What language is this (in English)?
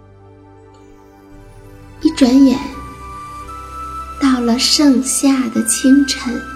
Chinese